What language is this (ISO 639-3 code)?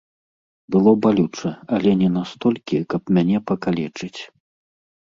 bel